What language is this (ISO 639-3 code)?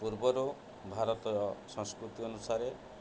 ori